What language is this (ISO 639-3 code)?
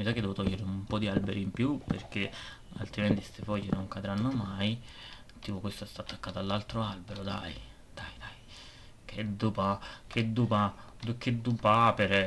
ita